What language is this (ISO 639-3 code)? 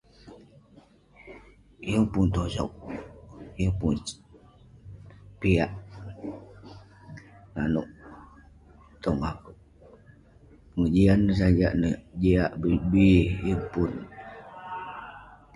pne